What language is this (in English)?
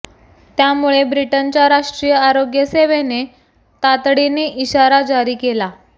Marathi